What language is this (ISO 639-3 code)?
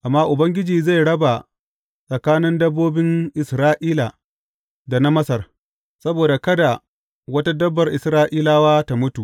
hau